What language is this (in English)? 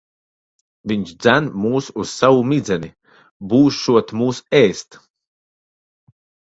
Latvian